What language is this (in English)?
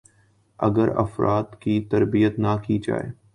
Urdu